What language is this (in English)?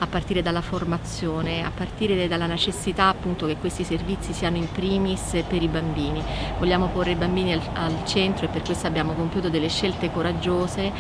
Italian